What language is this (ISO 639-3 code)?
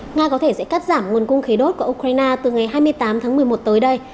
vie